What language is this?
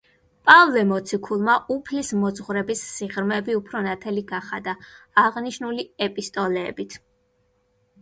Georgian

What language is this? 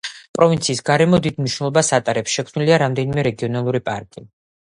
Georgian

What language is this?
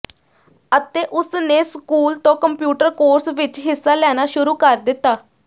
Punjabi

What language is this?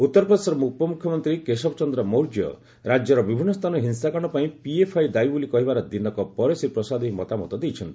Odia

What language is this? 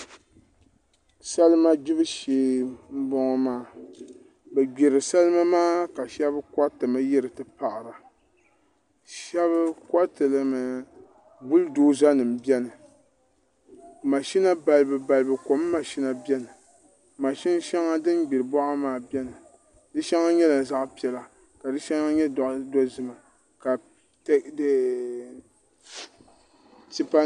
Dagbani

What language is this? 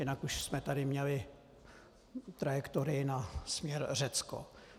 Czech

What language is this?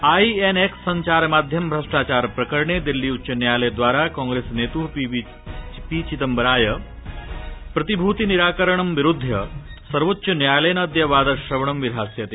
Sanskrit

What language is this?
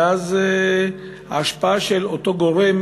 Hebrew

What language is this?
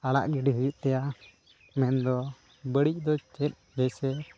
Santali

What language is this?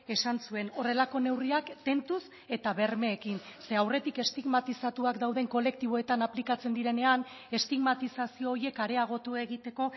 Basque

